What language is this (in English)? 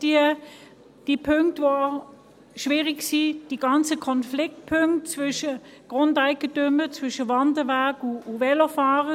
Swiss German